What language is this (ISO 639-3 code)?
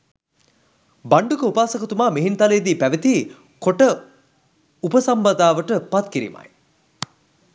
sin